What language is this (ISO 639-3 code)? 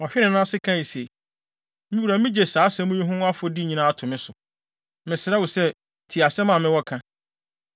aka